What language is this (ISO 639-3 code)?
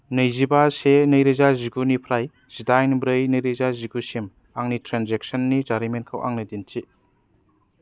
brx